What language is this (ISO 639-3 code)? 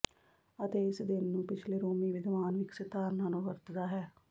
pan